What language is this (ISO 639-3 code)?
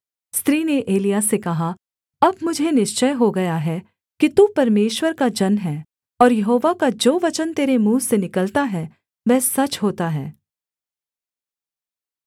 hin